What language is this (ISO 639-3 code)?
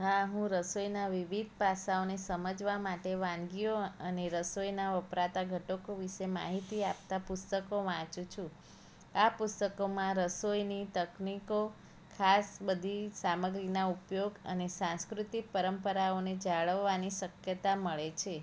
guj